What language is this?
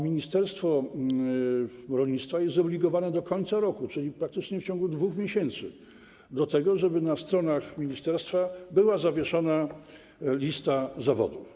Polish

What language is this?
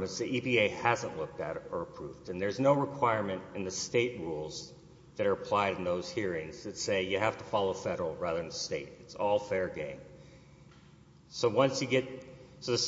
English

